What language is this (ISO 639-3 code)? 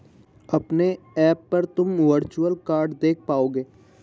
hin